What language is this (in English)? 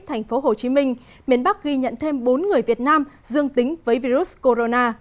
Vietnamese